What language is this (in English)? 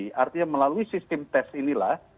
Indonesian